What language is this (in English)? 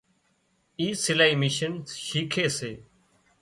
Wadiyara Koli